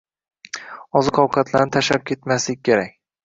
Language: Uzbek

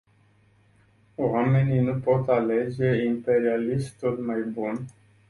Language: Romanian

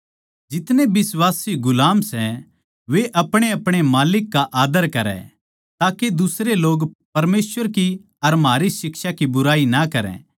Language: Haryanvi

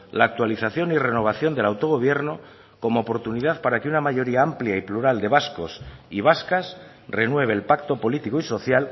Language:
Spanish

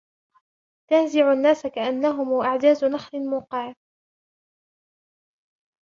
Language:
Arabic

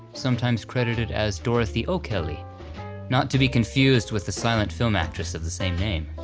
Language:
English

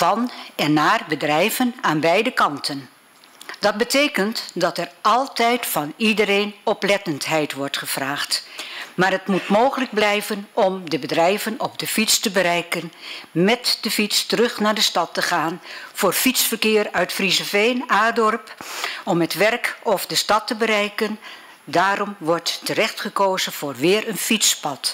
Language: Dutch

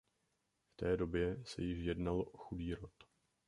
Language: Czech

